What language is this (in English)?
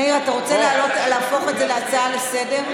Hebrew